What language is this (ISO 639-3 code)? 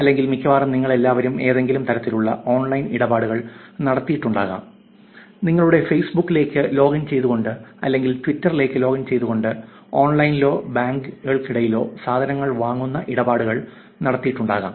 mal